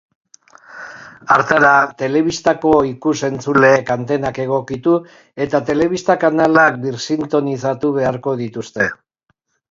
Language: Basque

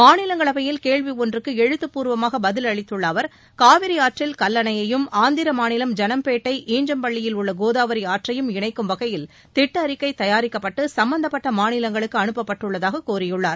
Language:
Tamil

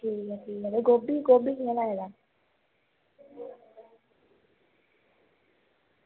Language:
Dogri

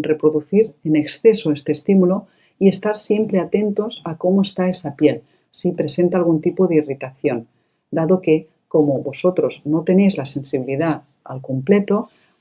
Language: Spanish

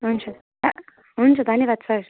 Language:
Nepali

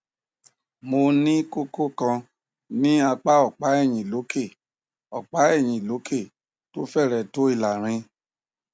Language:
Yoruba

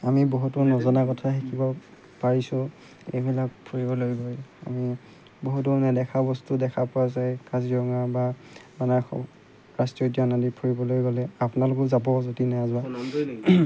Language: Assamese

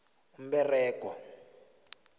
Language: South Ndebele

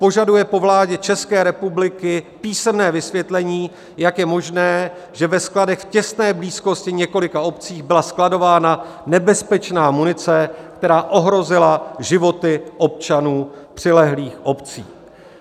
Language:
Czech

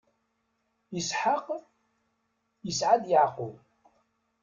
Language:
Kabyle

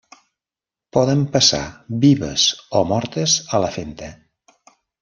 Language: Catalan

